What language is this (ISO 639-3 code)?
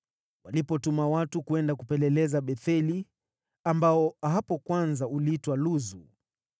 swa